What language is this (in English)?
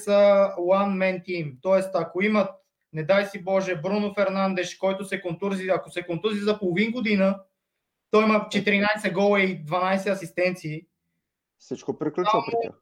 Bulgarian